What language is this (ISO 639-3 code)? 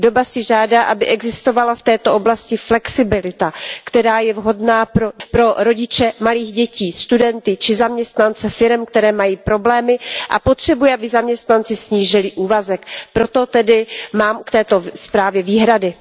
ces